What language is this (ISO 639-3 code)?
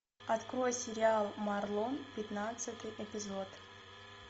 rus